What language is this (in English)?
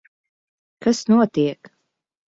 Latvian